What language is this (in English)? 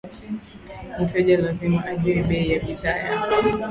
Swahili